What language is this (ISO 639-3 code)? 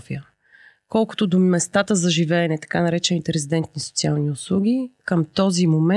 bul